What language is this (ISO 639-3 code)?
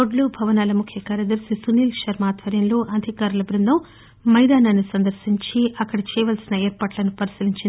tel